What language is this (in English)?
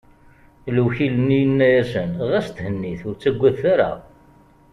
Kabyle